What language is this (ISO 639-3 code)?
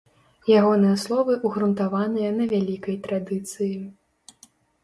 bel